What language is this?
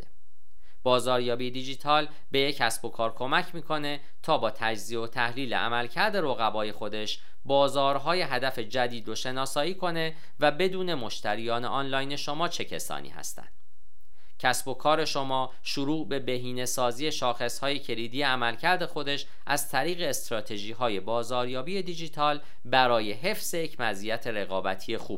Persian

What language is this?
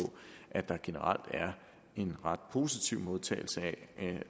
Danish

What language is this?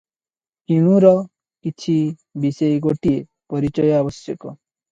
Odia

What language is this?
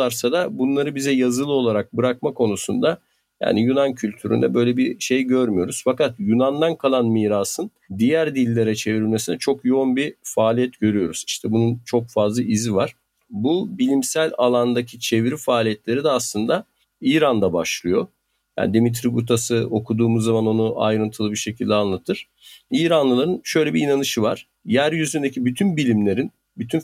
Turkish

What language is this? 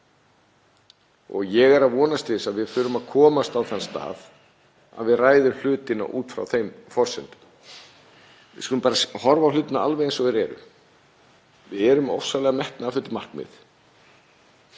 Icelandic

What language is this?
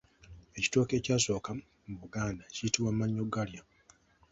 Ganda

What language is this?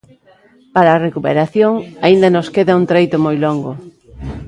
Galician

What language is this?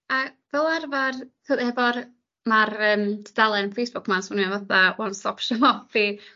Welsh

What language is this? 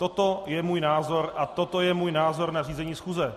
Czech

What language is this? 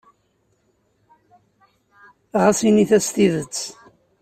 Kabyle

